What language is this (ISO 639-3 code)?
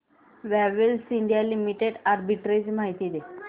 mar